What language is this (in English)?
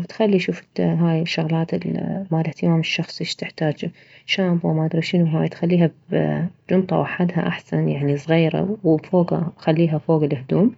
Mesopotamian Arabic